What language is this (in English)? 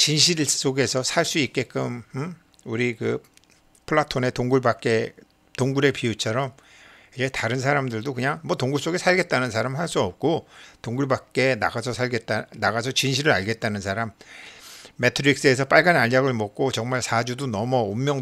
Korean